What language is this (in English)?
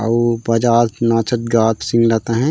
Chhattisgarhi